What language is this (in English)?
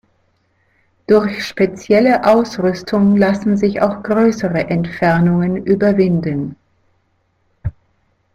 German